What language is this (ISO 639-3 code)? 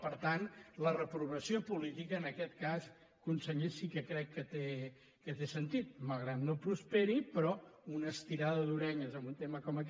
cat